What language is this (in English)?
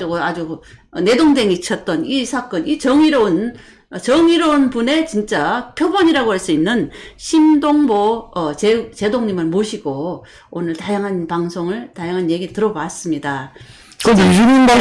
Korean